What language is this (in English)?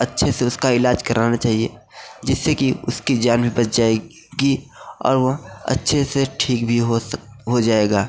Hindi